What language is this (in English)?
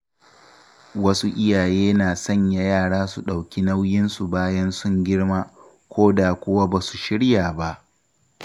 Hausa